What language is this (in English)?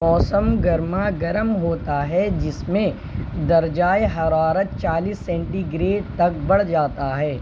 Urdu